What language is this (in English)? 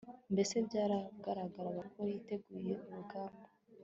Kinyarwanda